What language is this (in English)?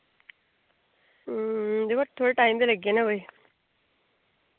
Dogri